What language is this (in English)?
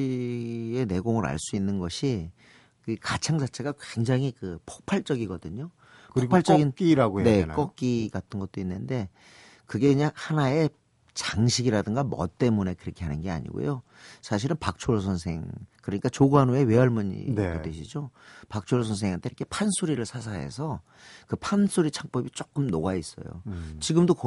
Korean